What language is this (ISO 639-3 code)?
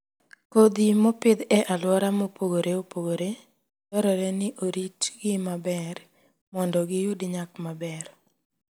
luo